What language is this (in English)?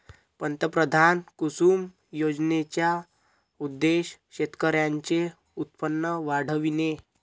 Marathi